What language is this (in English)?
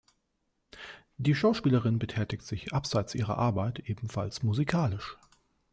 German